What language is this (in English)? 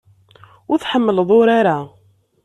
Kabyle